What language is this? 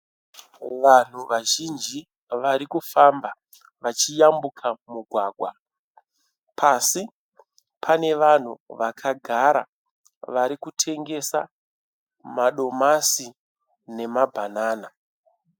Shona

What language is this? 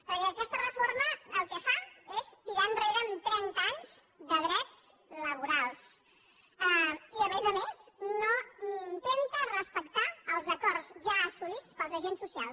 Catalan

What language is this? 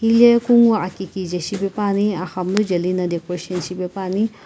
Sumi Naga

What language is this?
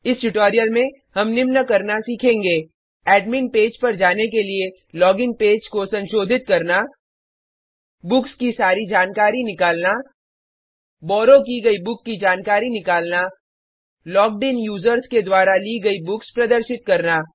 Hindi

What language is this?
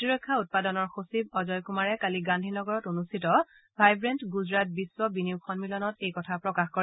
Assamese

